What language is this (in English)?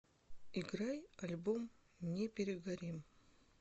Russian